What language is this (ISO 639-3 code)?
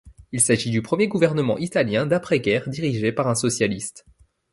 fra